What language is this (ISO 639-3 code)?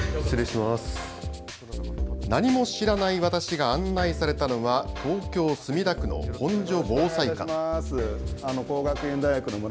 jpn